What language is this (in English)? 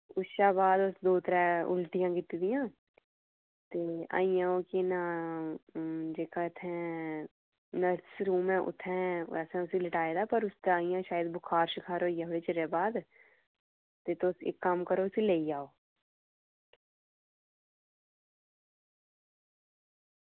Dogri